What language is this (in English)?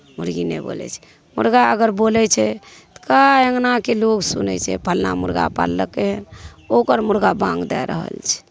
Maithili